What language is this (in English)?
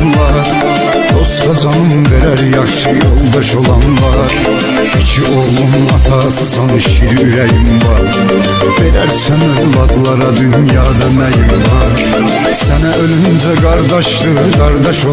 Turkish